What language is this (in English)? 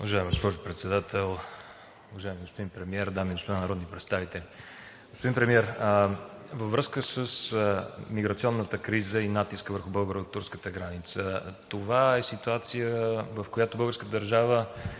Bulgarian